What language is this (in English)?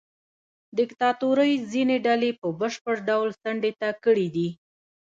Pashto